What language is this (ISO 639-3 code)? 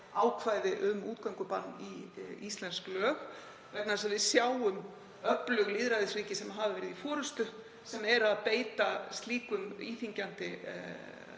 isl